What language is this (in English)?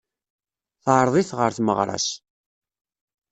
Kabyle